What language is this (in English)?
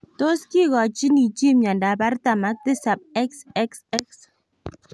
Kalenjin